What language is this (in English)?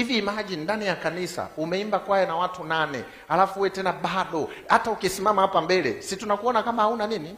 Swahili